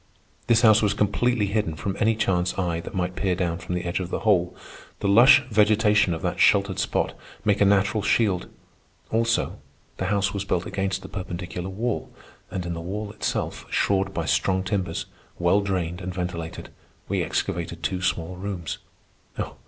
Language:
English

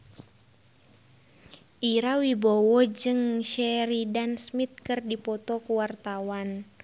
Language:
Sundanese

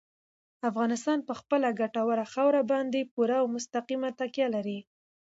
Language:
Pashto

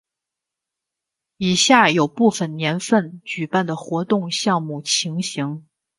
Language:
Chinese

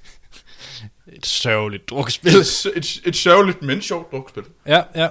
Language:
Danish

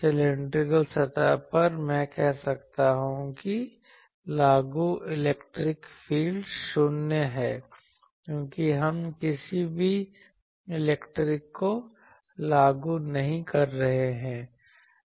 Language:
Hindi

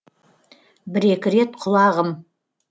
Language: Kazakh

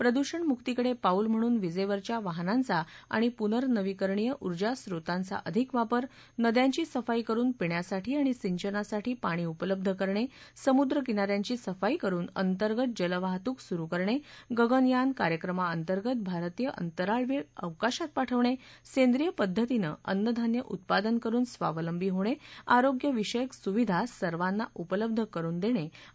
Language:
Marathi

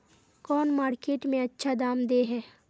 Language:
Magahi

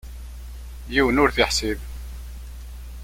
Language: Kabyle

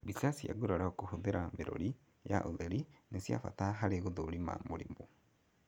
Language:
Kikuyu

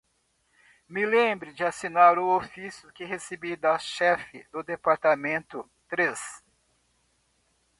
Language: Portuguese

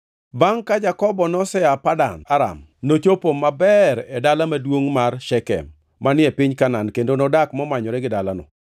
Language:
Luo (Kenya and Tanzania)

